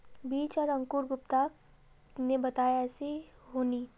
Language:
Magahi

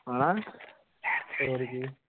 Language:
Punjabi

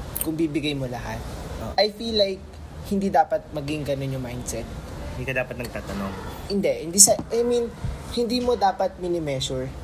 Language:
Filipino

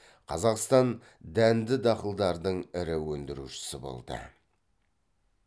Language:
Kazakh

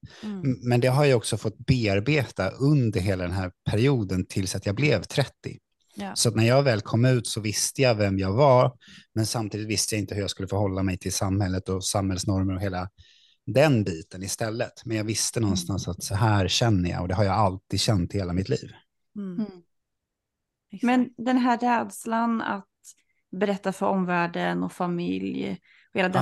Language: Swedish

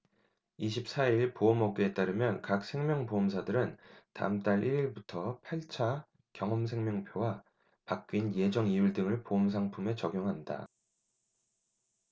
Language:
Korean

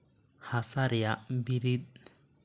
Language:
Santali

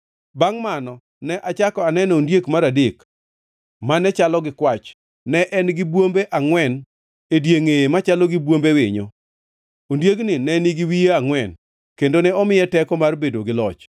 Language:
Luo (Kenya and Tanzania)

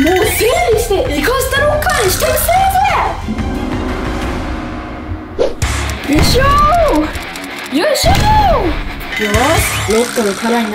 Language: Japanese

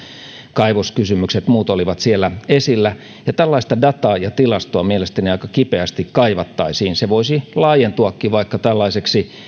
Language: Finnish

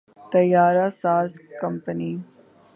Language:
Urdu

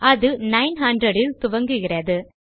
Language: Tamil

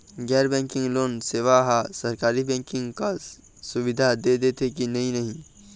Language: Chhattisgarhi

